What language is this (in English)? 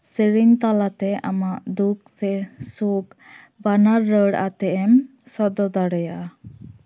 Santali